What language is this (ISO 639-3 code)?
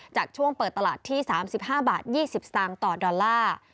tha